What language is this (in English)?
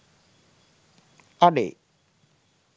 Sinhala